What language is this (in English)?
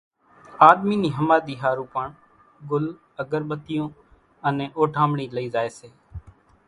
Kachi Koli